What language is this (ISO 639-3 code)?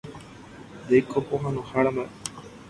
grn